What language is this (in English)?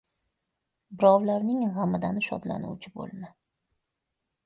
Uzbek